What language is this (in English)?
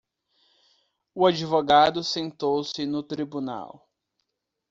Portuguese